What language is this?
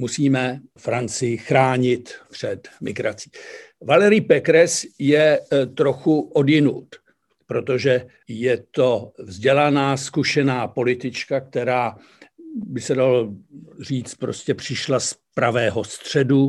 Czech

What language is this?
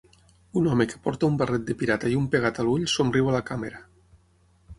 Catalan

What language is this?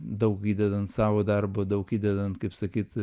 Lithuanian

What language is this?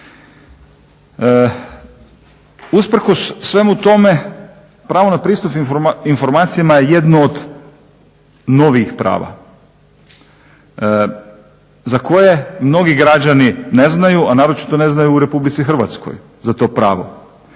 Croatian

